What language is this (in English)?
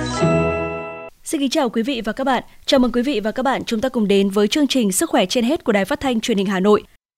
Vietnamese